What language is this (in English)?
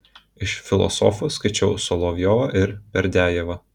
Lithuanian